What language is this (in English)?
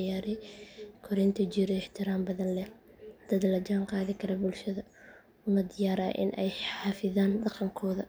Somali